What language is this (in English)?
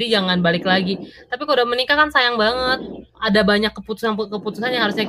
Indonesian